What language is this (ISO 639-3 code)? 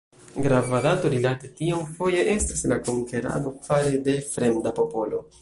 epo